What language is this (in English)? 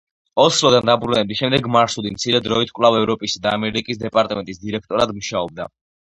Georgian